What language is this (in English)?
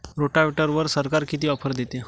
Marathi